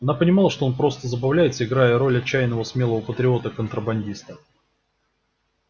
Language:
Russian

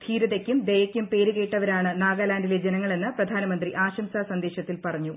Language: Malayalam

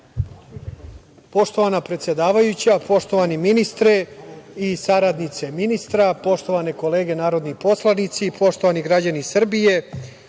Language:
Serbian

